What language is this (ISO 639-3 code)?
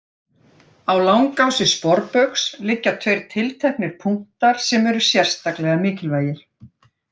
isl